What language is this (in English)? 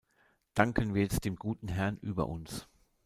German